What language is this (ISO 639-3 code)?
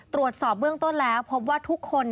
tha